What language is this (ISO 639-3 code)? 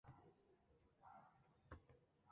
oci